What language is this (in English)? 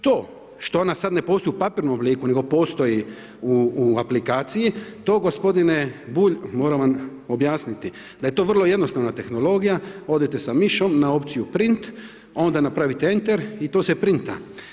Croatian